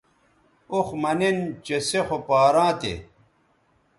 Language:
Bateri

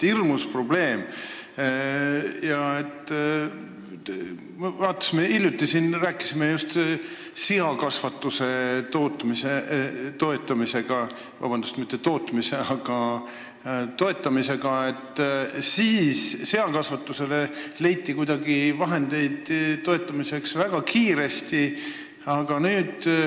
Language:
Estonian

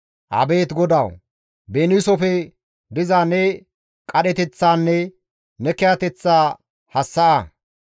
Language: Gamo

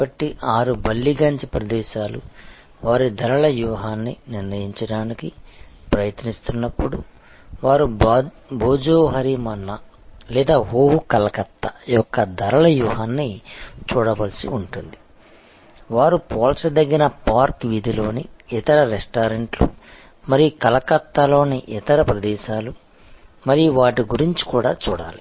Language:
Telugu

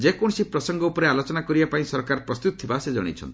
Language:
Odia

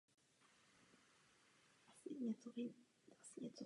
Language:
Czech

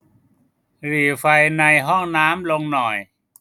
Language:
Thai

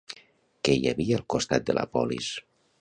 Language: Catalan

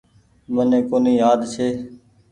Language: Goaria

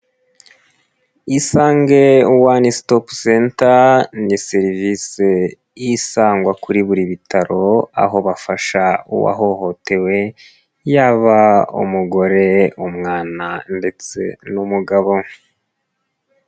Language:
Kinyarwanda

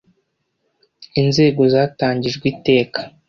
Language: Kinyarwanda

